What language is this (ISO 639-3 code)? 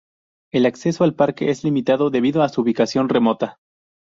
spa